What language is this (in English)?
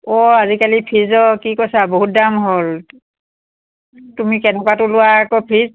Assamese